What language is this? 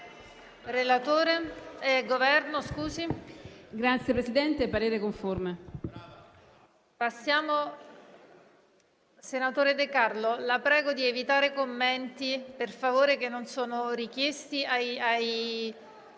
Italian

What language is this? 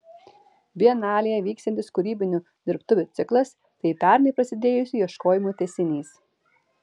Lithuanian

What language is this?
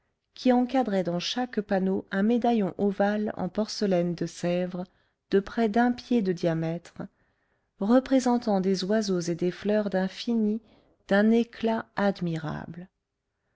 French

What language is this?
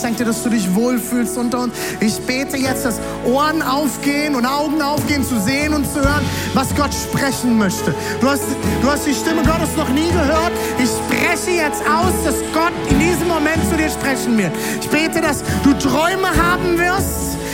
German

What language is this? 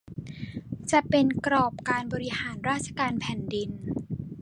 Thai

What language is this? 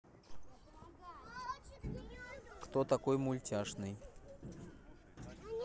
Russian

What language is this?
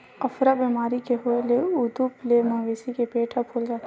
Chhattisgarhi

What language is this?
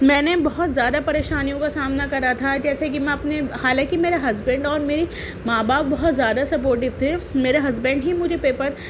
Urdu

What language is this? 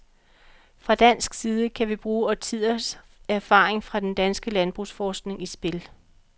Danish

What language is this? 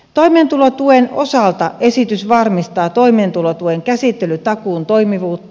Finnish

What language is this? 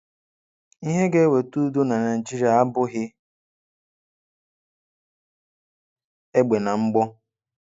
Igbo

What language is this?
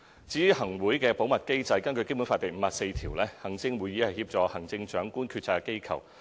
Cantonese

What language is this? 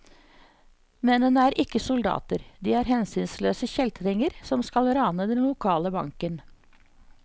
Norwegian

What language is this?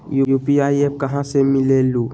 Magahi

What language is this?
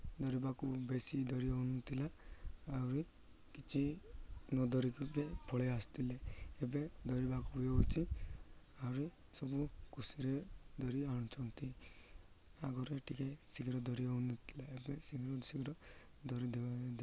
Odia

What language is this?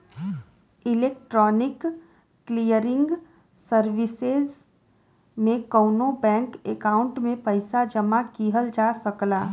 Bhojpuri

